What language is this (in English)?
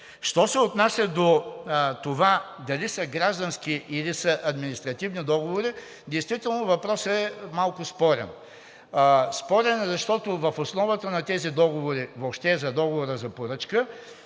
Bulgarian